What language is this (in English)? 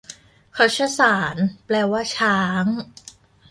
Thai